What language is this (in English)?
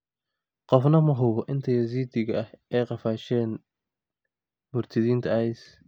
Somali